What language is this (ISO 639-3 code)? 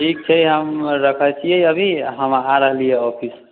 mai